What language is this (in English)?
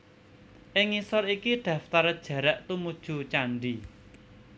Javanese